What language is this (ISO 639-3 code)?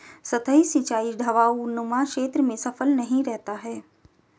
hin